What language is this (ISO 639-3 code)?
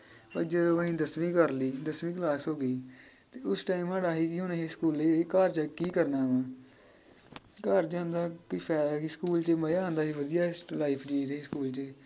pan